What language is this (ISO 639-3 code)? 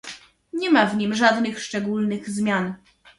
pol